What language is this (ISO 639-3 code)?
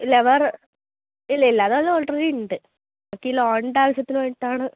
mal